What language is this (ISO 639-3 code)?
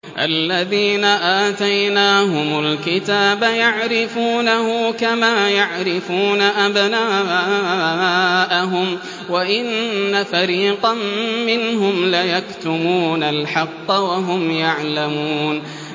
ara